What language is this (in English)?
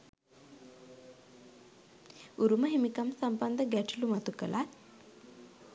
Sinhala